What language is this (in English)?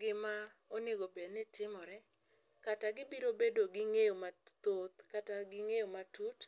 Luo (Kenya and Tanzania)